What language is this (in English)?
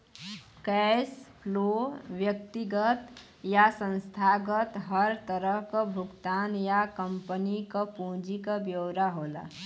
Bhojpuri